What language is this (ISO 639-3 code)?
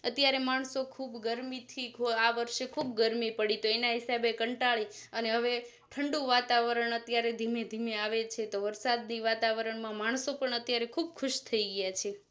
guj